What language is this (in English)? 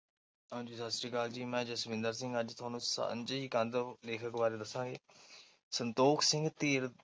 Punjabi